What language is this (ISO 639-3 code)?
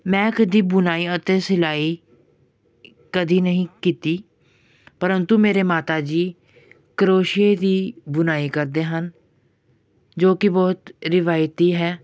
pan